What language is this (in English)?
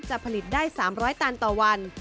Thai